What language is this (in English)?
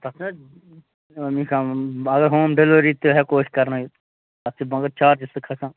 Kashmiri